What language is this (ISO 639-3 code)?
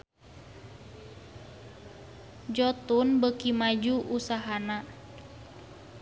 sun